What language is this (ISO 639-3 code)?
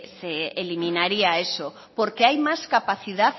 spa